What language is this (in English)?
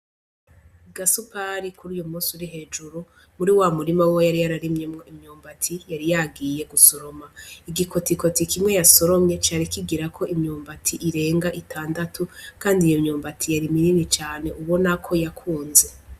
Rundi